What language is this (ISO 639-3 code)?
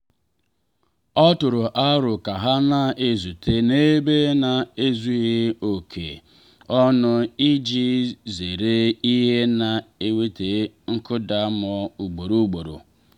ibo